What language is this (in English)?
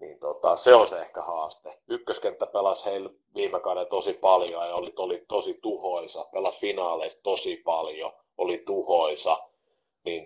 Finnish